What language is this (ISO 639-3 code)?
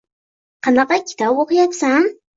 uzb